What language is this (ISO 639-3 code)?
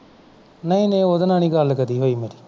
pan